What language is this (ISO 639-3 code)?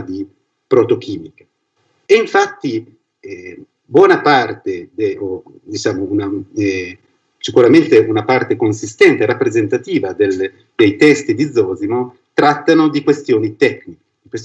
ita